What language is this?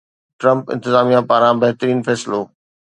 Sindhi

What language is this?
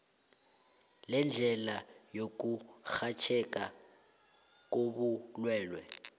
South Ndebele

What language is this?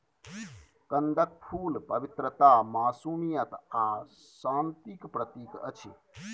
Maithili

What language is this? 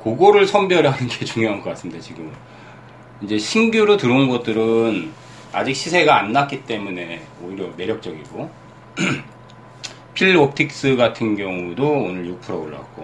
Korean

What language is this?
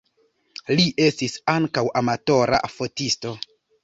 Esperanto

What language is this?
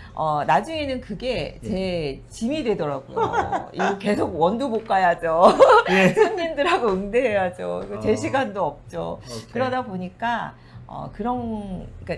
Korean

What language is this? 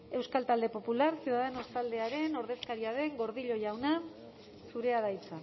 Basque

